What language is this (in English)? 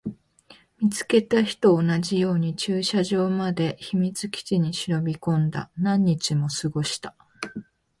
Japanese